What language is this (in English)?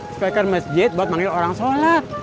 Indonesian